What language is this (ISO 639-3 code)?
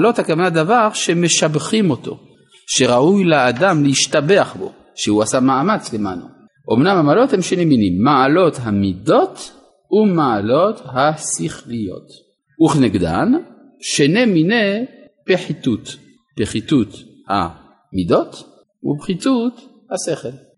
heb